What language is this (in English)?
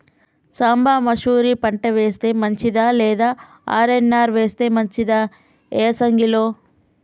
Telugu